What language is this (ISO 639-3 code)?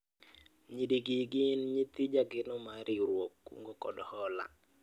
luo